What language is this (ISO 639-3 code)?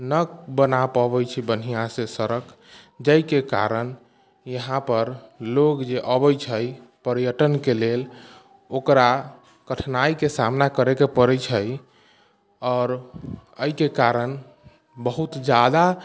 mai